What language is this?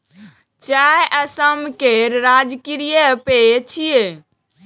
Maithili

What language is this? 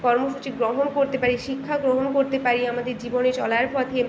Bangla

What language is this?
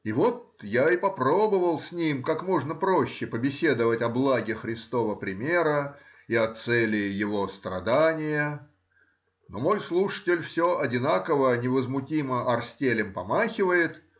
Russian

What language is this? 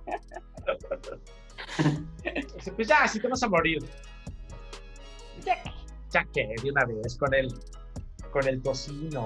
Spanish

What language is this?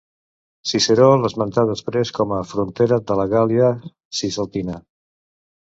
Catalan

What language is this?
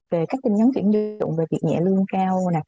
Vietnamese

